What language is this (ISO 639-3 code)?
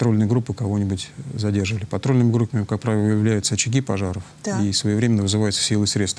rus